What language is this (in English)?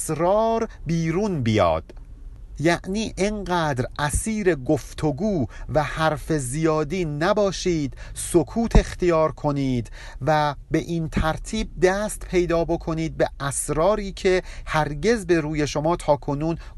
Persian